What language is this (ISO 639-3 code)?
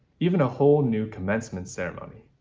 eng